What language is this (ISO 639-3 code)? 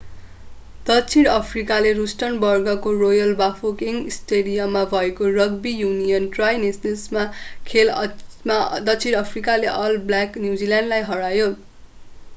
nep